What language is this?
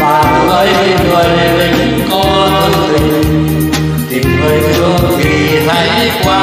Vietnamese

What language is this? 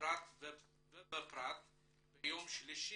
Hebrew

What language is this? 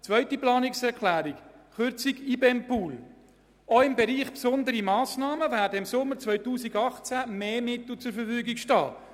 Swiss German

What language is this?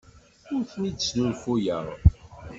Kabyle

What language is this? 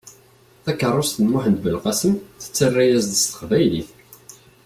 Kabyle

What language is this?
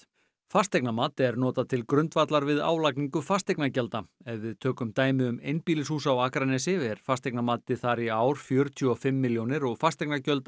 Icelandic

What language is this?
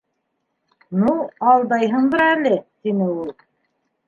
Bashkir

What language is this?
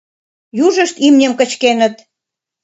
Mari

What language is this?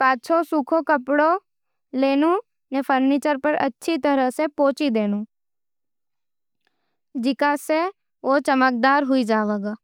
Nimadi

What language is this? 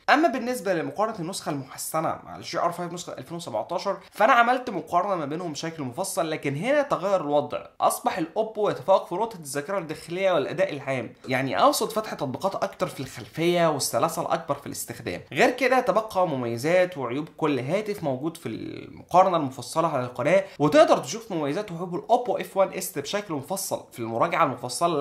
Arabic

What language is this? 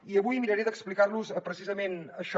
Catalan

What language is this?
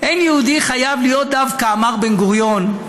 Hebrew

